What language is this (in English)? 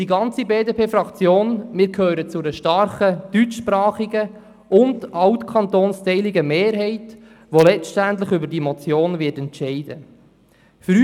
Swiss German